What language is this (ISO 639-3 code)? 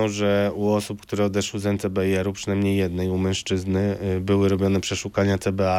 pol